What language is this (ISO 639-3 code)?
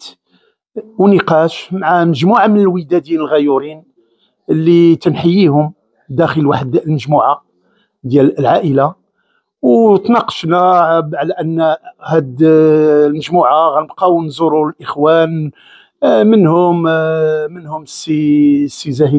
ara